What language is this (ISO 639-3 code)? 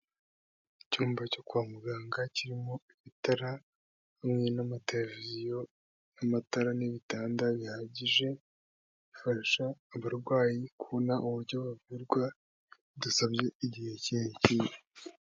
kin